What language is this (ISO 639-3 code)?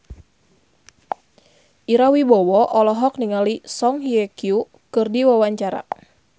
sun